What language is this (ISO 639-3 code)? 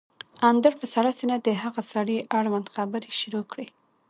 pus